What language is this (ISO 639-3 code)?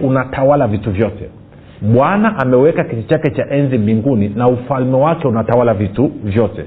swa